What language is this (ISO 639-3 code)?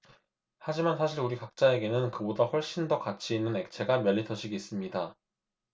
kor